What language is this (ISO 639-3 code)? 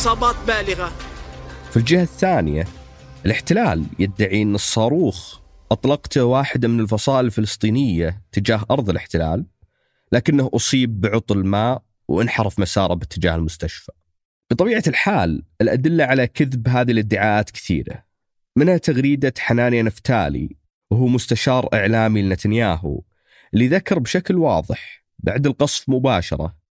ara